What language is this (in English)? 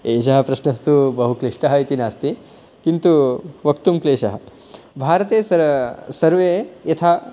Sanskrit